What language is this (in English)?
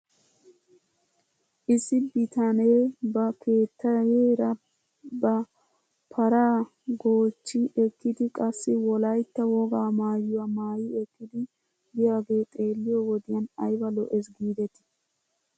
Wolaytta